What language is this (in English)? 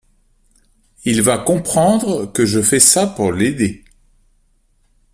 French